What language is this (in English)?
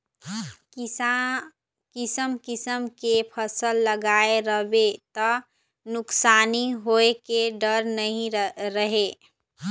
Chhattisgarhi